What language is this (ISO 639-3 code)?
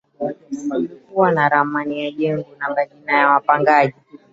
swa